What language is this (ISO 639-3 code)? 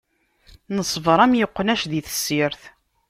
kab